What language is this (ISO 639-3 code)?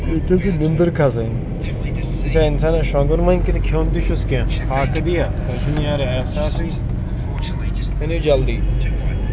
kas